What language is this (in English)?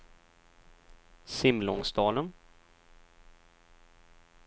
Swedish